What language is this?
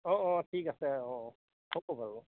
Assamese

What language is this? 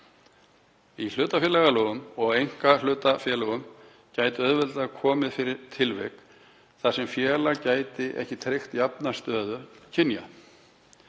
Icelandic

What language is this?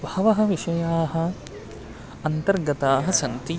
Sanskrit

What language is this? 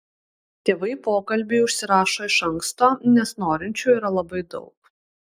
Lithuanian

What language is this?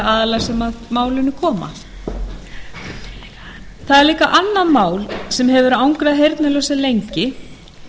Icelandic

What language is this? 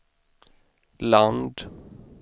Swedish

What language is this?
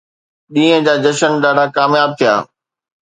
Sindhi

